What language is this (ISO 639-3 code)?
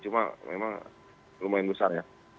ind